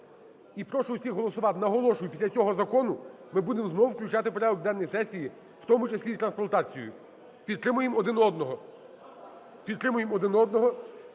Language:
Ukrainian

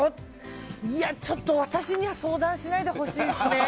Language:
Japanese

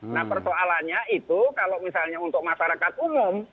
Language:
Indonesian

